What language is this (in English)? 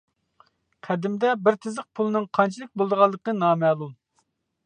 Uyghur